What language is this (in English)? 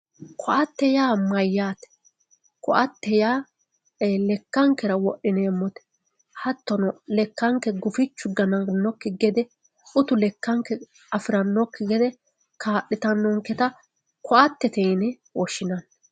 Sidamo